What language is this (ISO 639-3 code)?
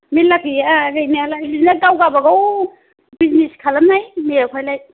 brx